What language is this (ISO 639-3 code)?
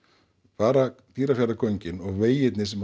isl